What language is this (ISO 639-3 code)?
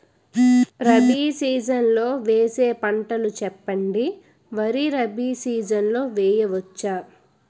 tel